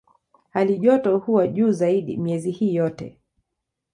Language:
Swahili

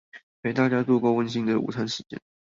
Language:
Chinese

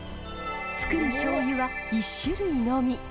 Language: Japanese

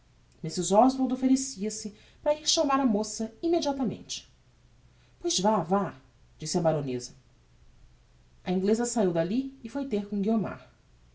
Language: Portuguese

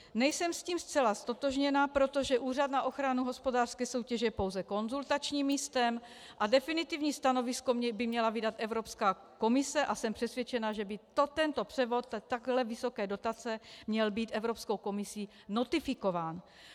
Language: Czech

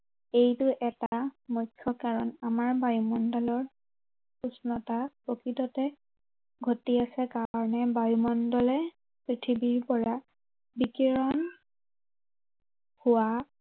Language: Assamese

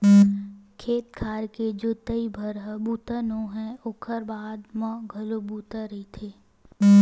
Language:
Chhattisgarhi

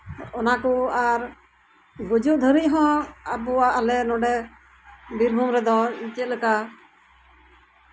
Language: Santali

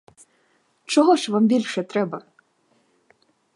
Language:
Ukrainian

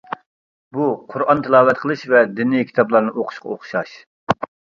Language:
Uyghur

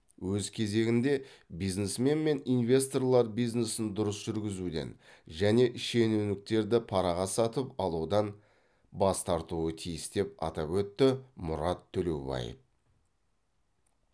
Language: Kazakh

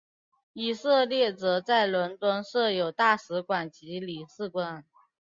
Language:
Chinese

